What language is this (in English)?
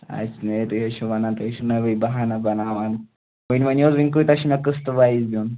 Kashmiri